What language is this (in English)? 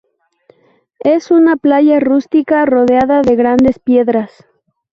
Spanish